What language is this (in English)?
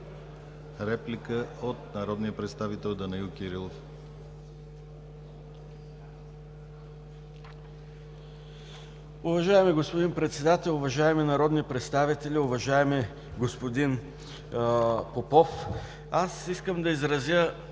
Bulgarian